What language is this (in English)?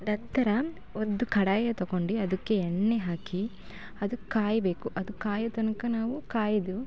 Kannada